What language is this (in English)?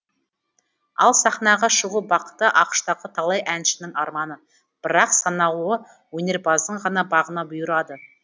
Kazakh